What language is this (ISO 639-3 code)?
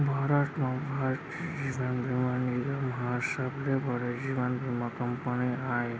hne